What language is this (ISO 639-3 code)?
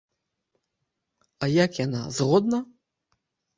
bel